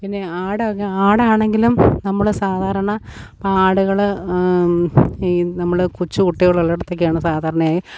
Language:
Malayalam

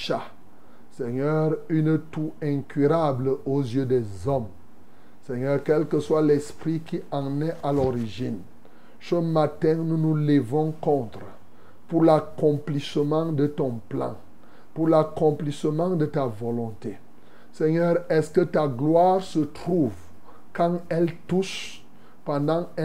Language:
French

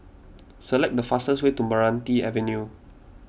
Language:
English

